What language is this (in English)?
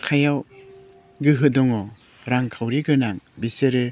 Bodo